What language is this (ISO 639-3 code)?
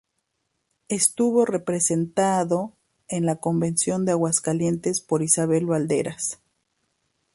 spa